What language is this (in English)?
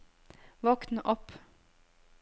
Norwegian